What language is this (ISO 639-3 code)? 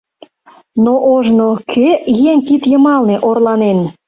chm